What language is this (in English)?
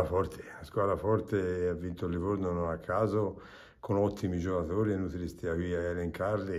Italian